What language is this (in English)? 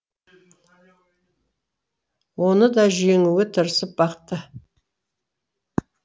Kazakh